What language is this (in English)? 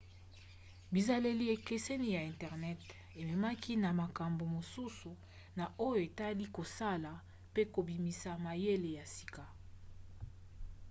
Lingala